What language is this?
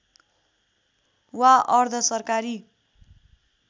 Nepali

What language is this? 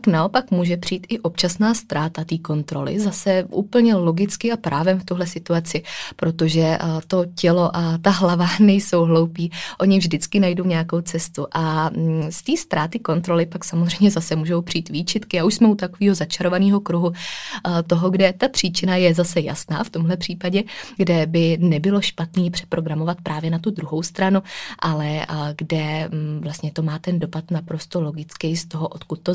Czech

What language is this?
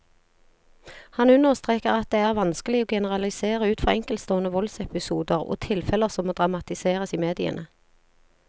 Norwegian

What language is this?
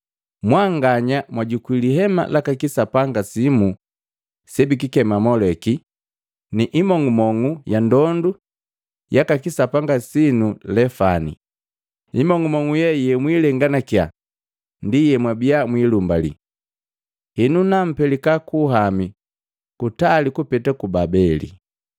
Matengo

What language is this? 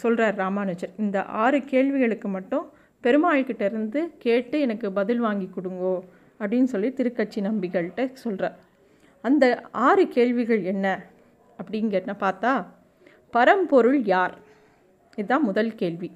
Tamil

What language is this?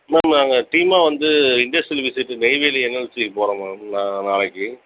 Tamil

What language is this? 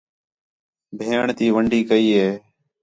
Khetrani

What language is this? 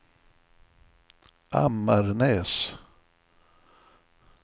Swedish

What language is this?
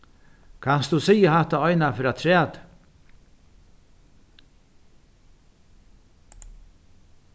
Faroese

